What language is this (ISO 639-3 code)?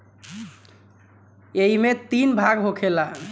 bho